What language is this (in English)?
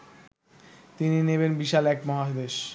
Bangla